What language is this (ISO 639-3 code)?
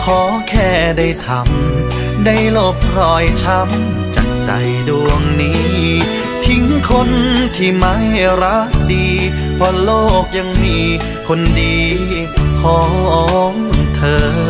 tha